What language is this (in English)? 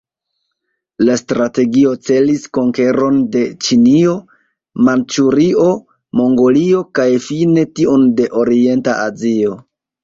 Esperanto